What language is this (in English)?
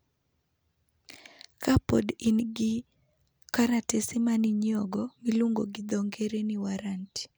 Luo (Kenya and Tanzania)